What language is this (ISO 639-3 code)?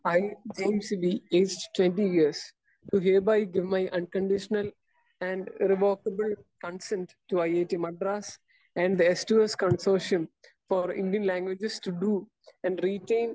mal